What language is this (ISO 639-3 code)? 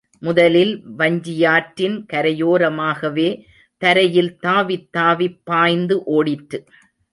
tam